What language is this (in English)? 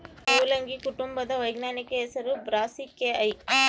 Kannada